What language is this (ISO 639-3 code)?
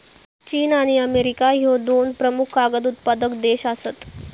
mar